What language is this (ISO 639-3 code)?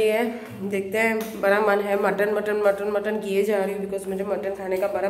hin